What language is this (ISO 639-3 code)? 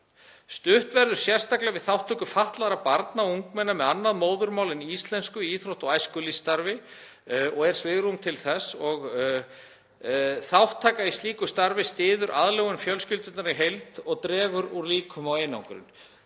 isl